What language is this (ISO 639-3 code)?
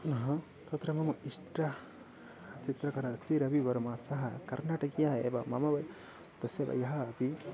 san